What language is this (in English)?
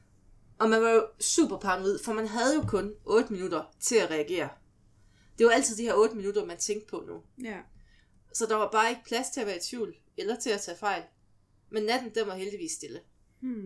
Danish